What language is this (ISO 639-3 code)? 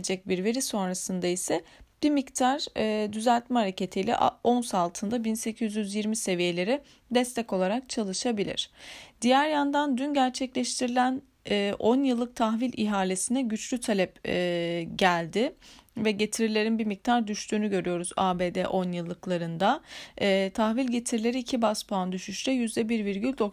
tur